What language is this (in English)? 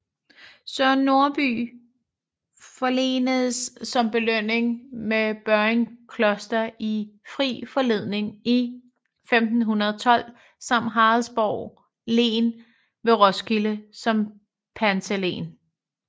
Danish